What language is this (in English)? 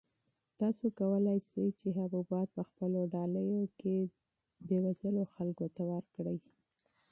Pashto